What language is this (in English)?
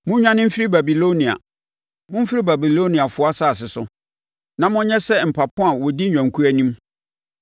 Akan